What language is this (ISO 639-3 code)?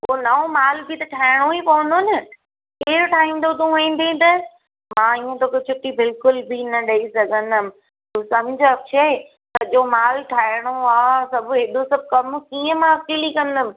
snd